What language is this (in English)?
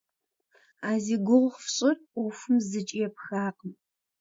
Kabardian